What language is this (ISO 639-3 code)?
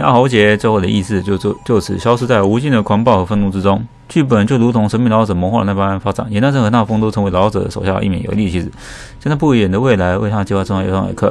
zho